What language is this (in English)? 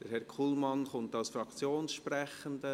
Swiss German